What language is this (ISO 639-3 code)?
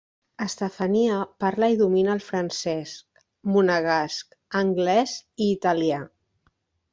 cat